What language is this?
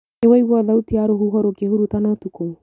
Kikuyu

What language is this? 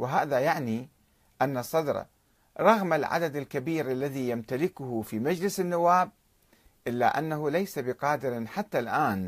Arabic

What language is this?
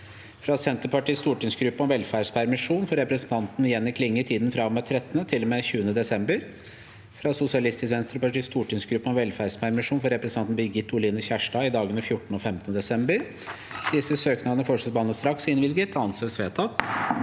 Norwegian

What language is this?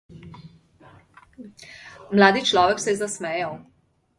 Slovenian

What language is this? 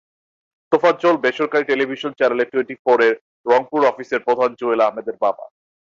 Bangla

